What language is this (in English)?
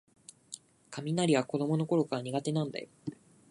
Japanese